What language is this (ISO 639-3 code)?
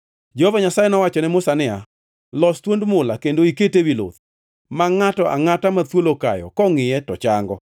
luo